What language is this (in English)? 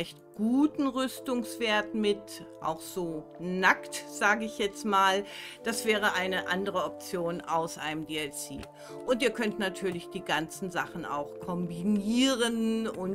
German